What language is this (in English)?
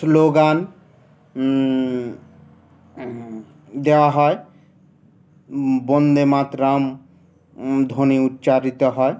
Bangla